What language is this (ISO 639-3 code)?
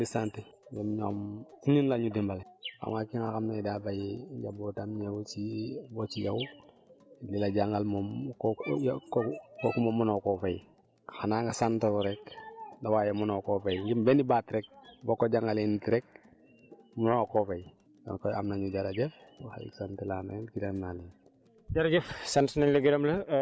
wol